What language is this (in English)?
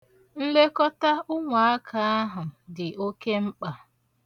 Igbo